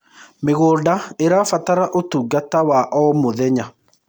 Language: Kikuyu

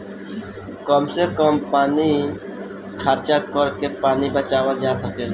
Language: Bhojpuri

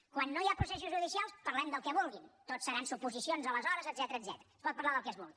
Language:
Catalan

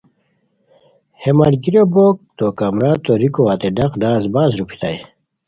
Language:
Khowar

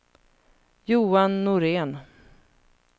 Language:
Swedish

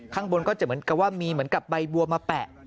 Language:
Thai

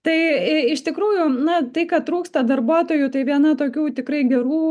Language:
Lithuanian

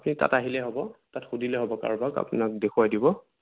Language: Assamese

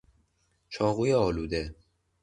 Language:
Persian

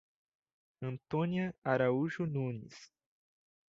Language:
Portuguese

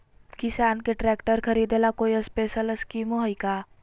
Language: Magahi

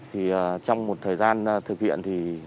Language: Vietnamese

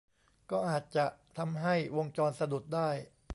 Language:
Thai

